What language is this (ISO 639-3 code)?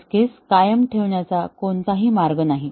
mar